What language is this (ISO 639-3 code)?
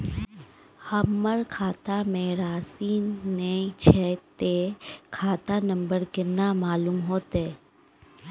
mai